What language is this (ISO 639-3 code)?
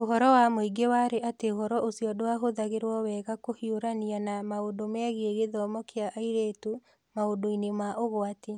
kik